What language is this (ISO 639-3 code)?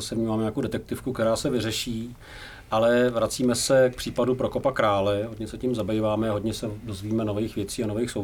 ces